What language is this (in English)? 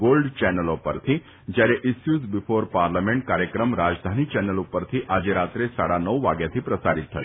Gujarati